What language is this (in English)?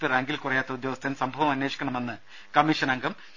Malayalam